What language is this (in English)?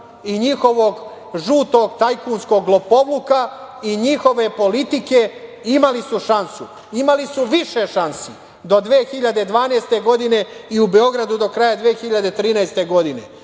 Serbian